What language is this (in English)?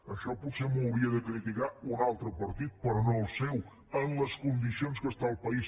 Catalan